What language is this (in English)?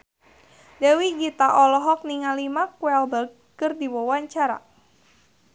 Sundanese